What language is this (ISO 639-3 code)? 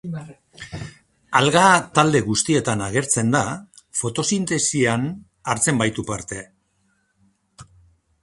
eus